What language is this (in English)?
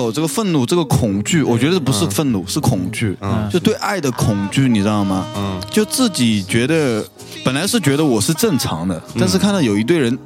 Chinese